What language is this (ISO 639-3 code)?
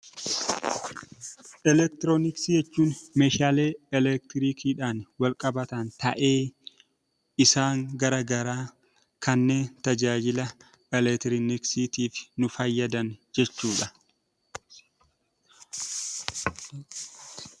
orm